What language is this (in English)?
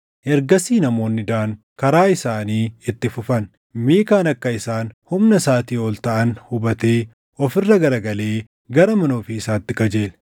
Oromo